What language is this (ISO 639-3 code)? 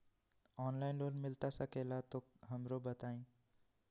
mag